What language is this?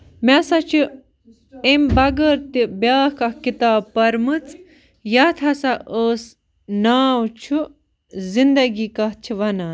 Kashmiri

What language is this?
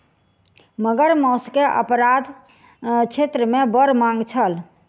Maithili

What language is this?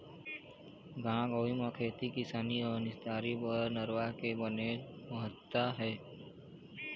Chhattisgarhi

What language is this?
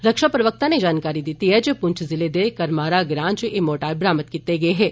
Dogri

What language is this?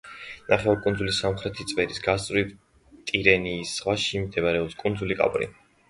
Georgian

